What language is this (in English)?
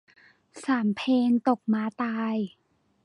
Thai